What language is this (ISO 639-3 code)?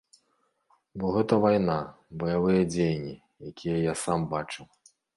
bel